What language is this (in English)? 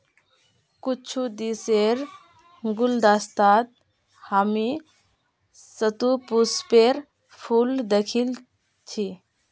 Magahi